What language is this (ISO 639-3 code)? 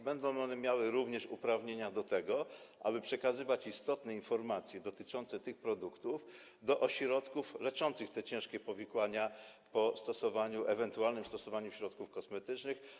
pol